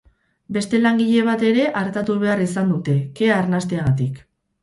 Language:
Basque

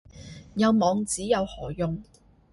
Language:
Cantonese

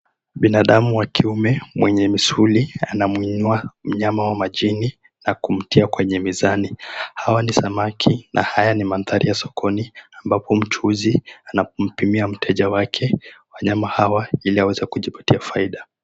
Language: Swahili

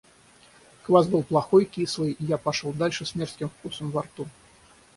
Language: Russian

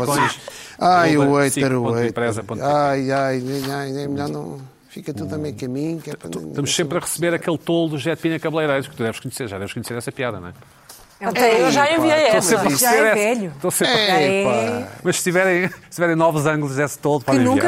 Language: Portuguese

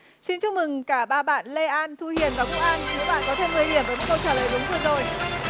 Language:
Vietnamese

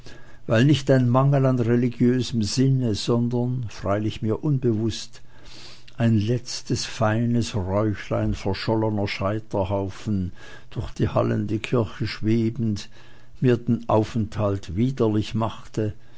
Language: German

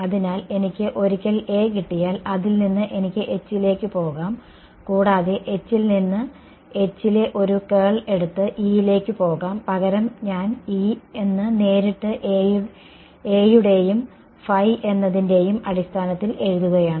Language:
Malayalam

